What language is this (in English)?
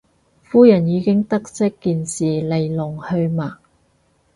Cantonese